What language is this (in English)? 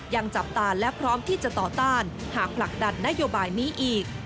Thai